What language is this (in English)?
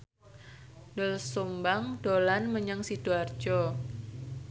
Javanese